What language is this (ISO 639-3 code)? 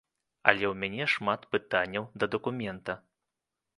bel